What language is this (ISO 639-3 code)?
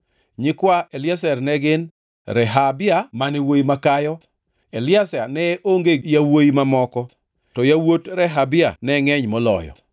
luo